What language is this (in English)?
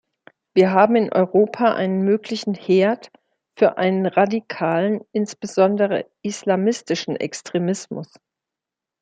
German